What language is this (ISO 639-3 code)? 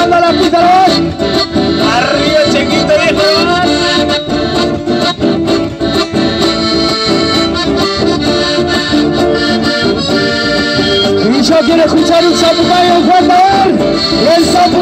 spa